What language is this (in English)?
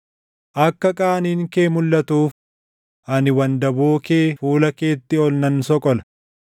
Oromo